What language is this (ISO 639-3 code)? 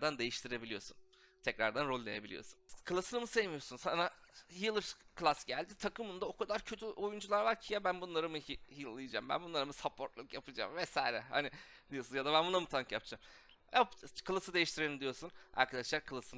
tur